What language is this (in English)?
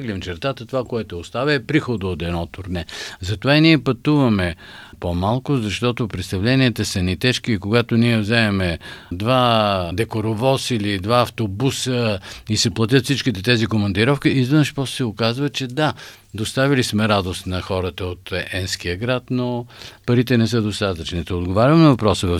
Bulgarian